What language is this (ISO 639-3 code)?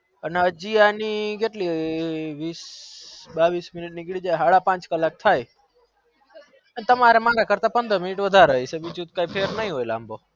guj